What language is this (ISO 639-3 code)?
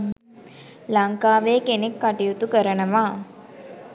sin